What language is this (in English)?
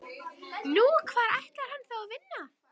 Icelandic